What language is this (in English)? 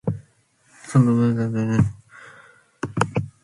Manx